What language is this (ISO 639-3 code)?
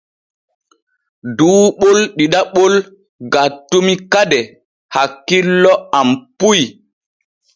fue